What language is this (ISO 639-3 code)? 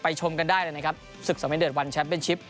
tha